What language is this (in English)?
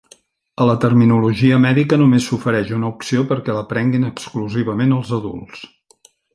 Catalan